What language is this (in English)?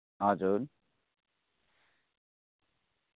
Nepali